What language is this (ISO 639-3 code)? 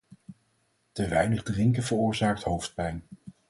nld